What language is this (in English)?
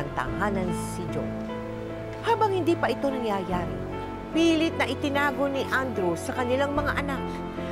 Filipino